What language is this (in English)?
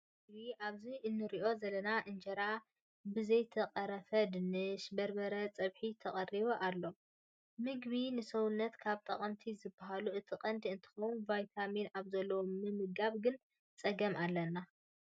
Tigrinya